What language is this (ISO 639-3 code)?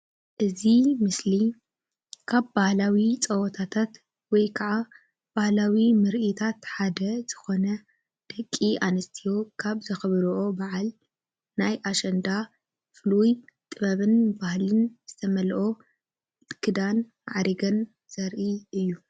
tir